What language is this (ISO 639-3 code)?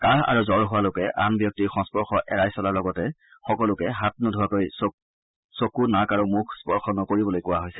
asm